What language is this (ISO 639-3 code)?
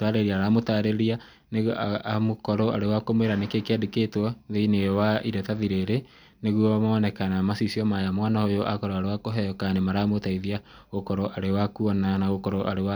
kik